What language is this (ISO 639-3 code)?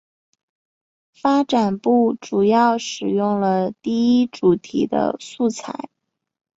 zho